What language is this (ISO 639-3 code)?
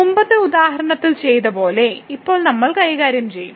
mal